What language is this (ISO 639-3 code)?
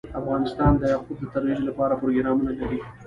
pus